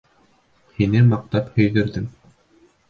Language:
Bashkir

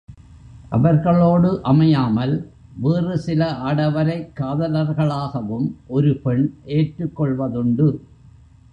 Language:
Tamil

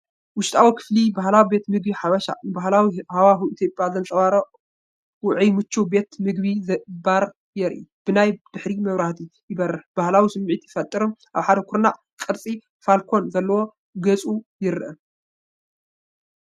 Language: Tigrinya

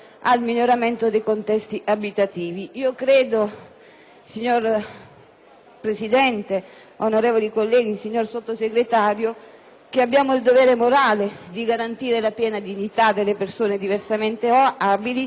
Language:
Italian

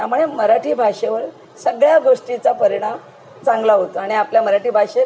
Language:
Marathi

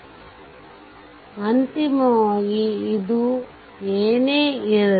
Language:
Kannada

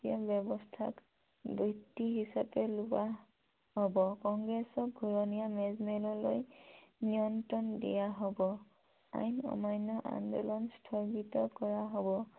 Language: Assamese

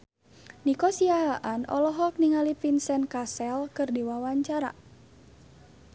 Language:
Sundanese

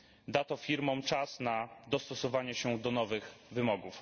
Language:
Polish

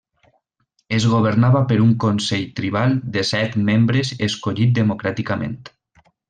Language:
Catalan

